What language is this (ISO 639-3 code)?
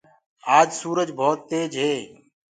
ggg